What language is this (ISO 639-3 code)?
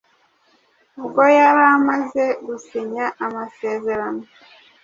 kin